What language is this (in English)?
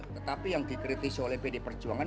Indonesian